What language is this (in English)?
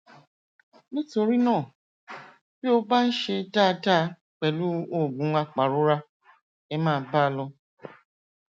Yoruba